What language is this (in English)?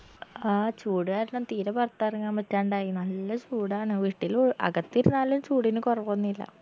Malayalam